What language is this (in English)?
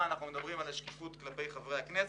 Hebrew